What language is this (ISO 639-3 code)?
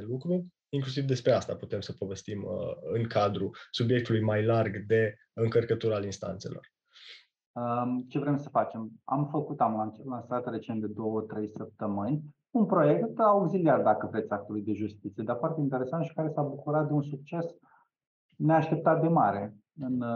ron